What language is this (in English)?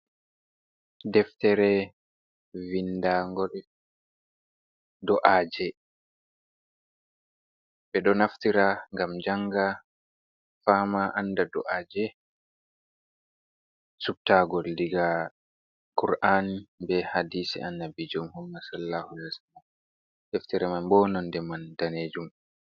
Fula